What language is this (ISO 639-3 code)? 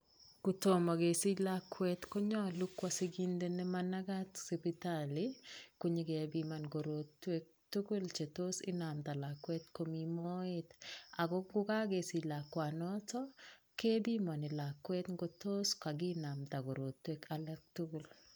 kln